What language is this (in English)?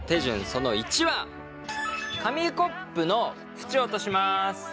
Japanese